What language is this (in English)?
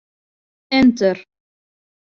Western Frisian